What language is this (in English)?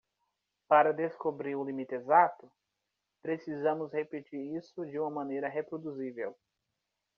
Portuguese